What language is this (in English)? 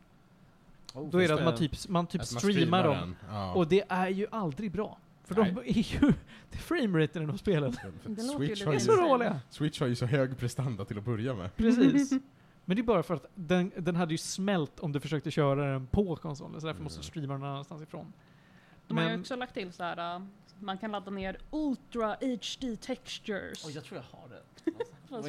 Swedish